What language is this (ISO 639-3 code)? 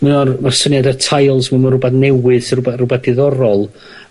cym